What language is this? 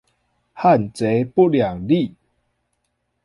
Chinese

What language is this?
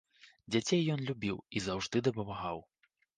Belarusian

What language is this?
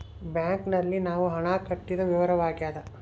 Kannada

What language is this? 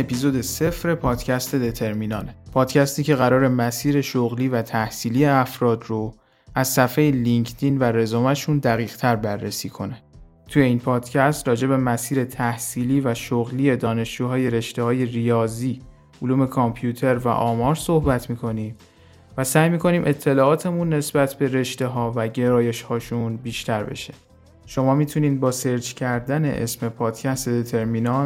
Persian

